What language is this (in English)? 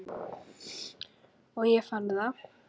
Icelandic